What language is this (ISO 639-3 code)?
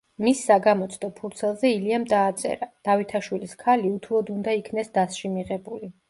kat